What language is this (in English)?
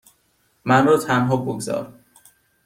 Persian